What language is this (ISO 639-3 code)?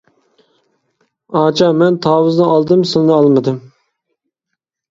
uig